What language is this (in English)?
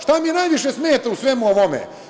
Serbian